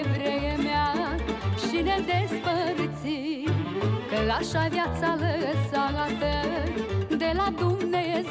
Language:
Romanian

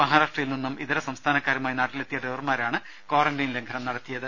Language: Malayalam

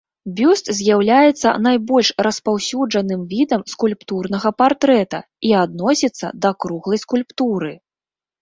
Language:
Belarusian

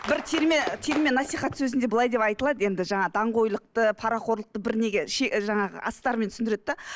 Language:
Kazakh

